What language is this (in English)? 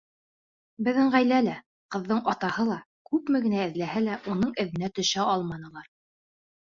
Bashkir